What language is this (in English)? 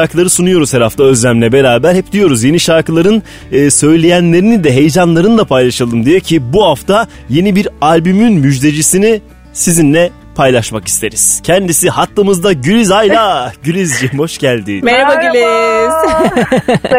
Turkish